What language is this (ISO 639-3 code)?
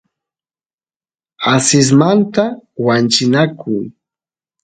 qus